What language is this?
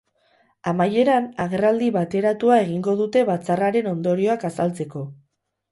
Basque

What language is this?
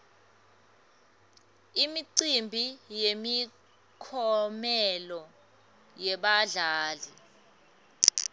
Swati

